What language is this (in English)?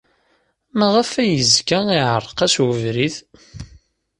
Kabyle